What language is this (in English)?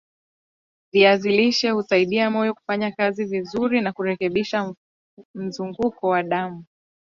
Swahili